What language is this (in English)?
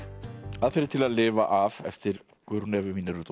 Icelandic